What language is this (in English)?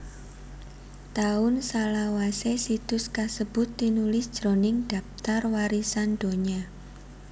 Javanese